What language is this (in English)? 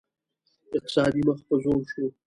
Pashto